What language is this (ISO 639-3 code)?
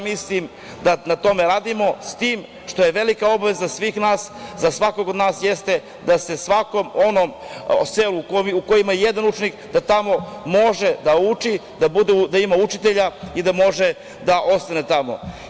srp